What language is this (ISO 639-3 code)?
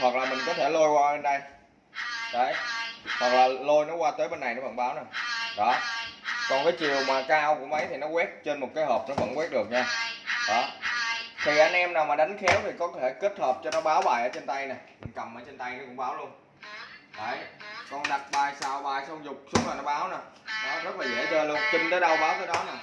vie